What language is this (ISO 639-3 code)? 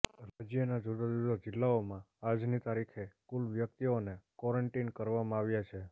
guj